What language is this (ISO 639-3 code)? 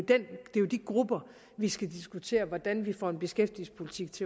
dan